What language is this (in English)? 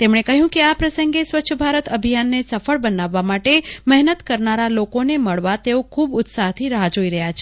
Gujarati